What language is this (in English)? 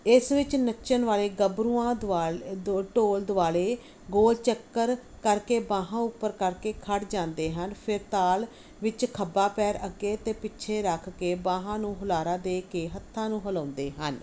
Punjabi